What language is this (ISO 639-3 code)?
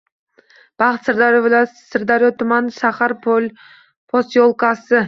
uzb